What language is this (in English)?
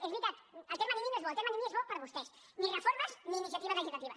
Catalan